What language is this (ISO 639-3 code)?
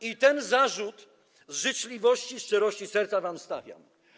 pol